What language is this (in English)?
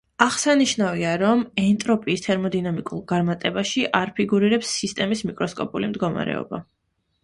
Georgian